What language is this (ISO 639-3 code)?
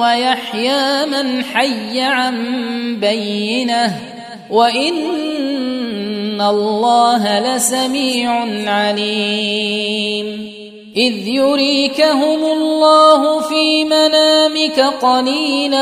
ara